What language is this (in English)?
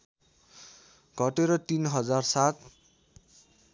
Nepali